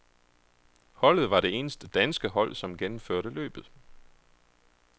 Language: Danish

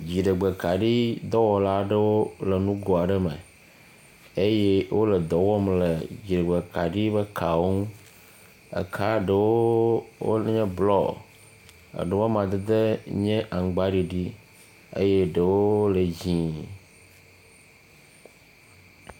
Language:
Ewe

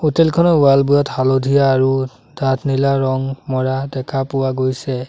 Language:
Assamese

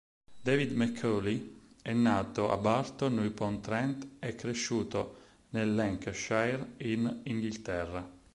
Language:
Italian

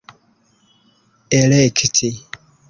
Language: Esperanto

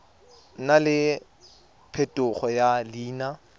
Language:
Tswana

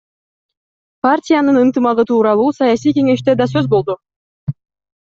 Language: Kyrgyz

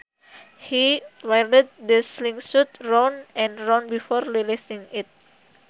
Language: Sundanese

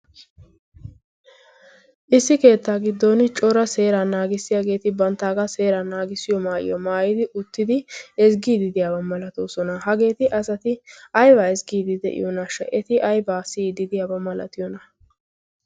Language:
Wolaytta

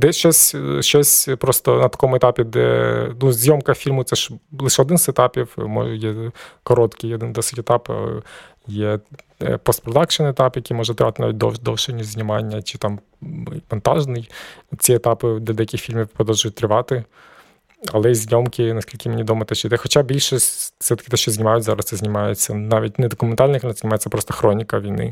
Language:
Ukrainian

